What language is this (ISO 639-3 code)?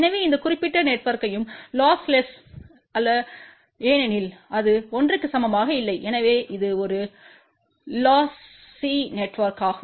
tam